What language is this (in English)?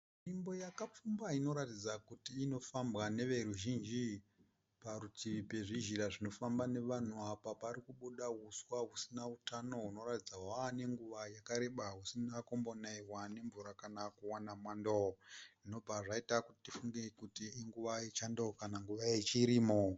Shona